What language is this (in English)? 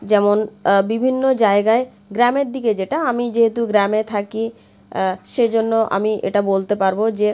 Bangla